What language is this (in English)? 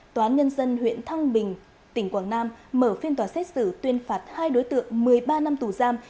Vietnamese